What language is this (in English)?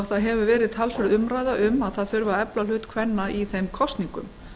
Icelandic